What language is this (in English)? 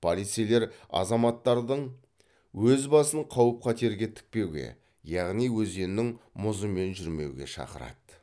Kazakh